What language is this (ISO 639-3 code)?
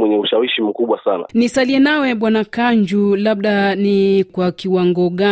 swa